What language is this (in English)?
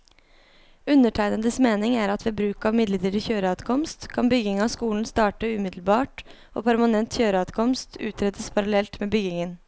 Norwegian